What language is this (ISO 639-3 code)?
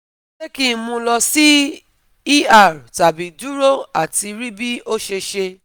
yor